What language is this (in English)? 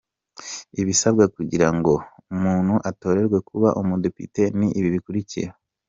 Kinyarwanda